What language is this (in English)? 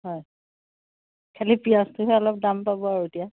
Assamese